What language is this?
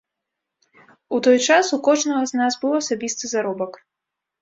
Belarusian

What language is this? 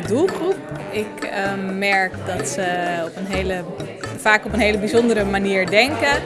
Dutch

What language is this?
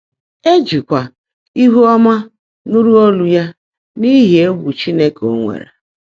Igbo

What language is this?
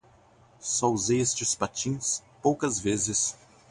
Portuguese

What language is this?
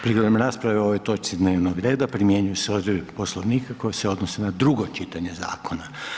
Croatian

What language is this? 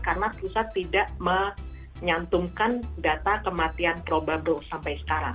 Indonesian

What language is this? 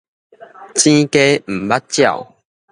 Min Nan Chinese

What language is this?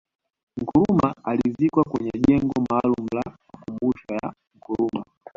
Swahili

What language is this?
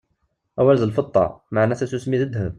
Kabyle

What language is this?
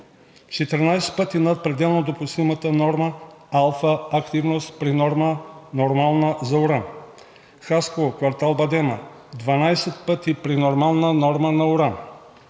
Bulgarian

